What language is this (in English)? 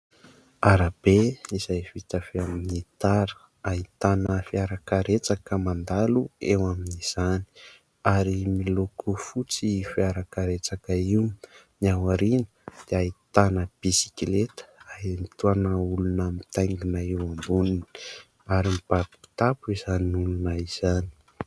Malagasy